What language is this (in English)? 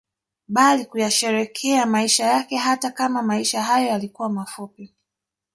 Swahili